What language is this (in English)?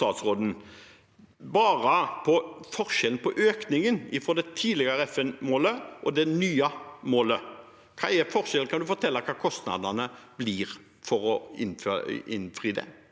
Norwegian